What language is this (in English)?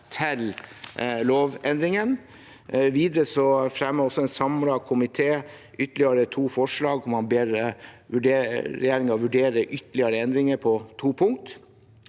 Norwegian